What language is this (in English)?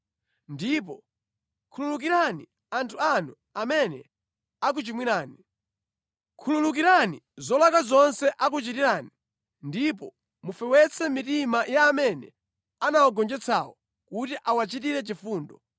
Nyanja